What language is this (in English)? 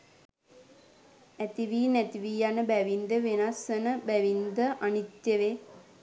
Sinhala